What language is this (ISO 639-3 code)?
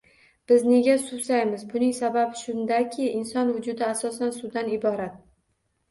uzb